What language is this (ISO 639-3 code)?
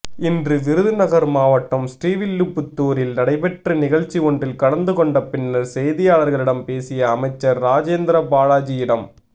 tam